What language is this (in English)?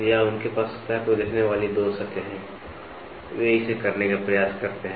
Hindi